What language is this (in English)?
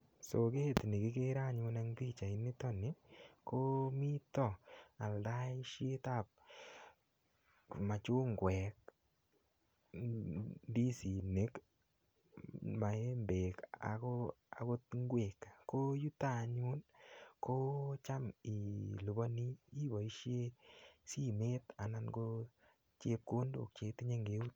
Kalenjin